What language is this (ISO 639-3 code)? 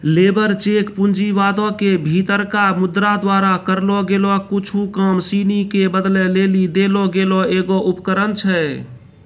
mai